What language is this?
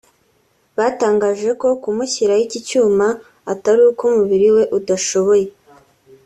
Kinyarwanda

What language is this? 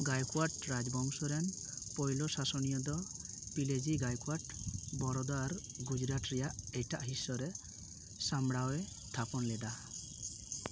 Santali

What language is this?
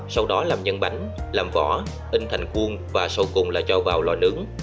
Vietnamese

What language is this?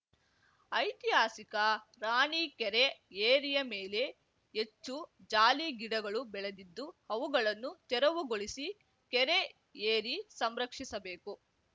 Kannada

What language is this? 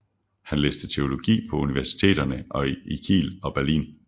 Danish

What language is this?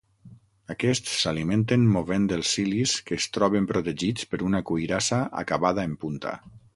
Catalan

